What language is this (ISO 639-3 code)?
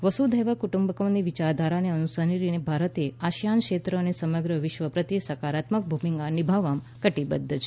guj